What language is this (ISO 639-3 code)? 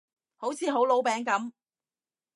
yue